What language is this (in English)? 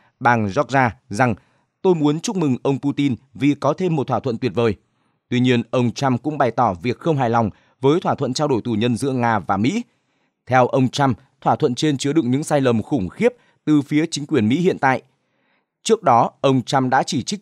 Vietnamese